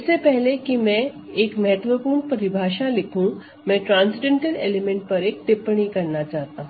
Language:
Hindi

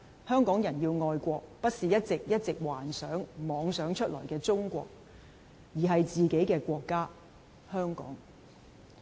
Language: Cantonese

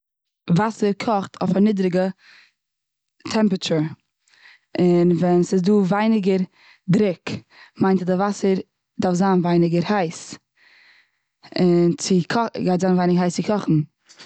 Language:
Yiddish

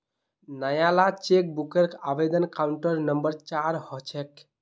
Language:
Magahi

